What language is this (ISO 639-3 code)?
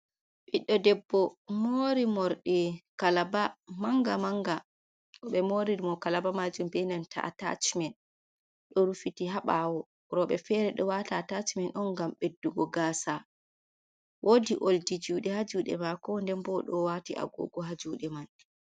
ful